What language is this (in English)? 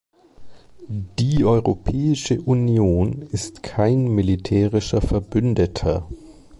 German